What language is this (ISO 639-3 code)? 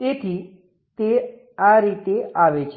guj